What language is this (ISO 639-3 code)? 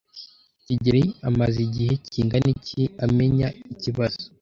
kin